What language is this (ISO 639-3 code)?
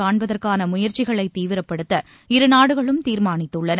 tam